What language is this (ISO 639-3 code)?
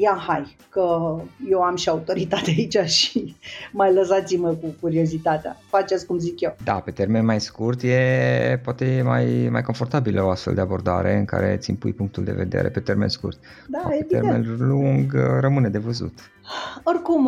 ron